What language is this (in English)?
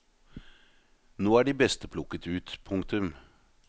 Norwegian